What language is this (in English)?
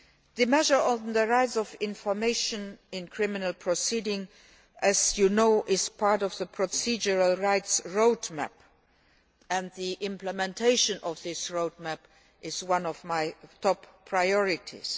English